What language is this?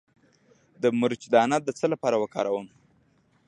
Pashto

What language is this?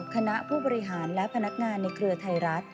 Thai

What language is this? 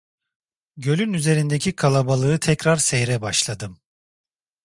Turkish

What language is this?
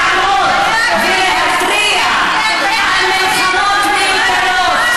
Hebrew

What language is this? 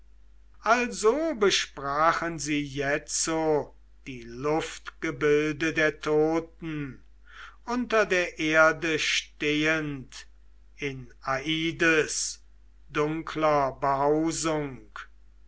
German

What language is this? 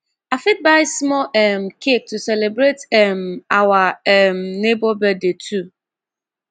Nigerian Pidgin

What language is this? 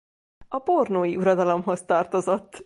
Hungarian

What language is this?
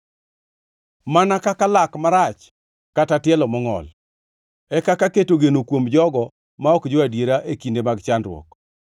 Luo (Kenya and Tanzania)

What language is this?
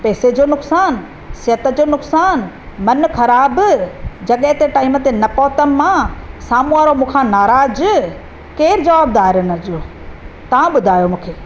Sindhi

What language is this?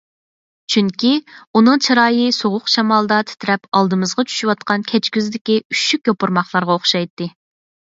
Uyghur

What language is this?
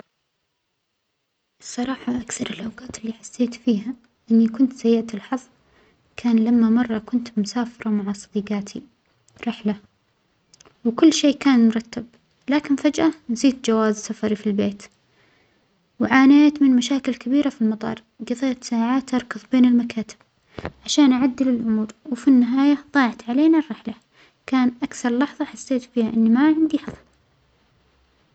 Omani Arabic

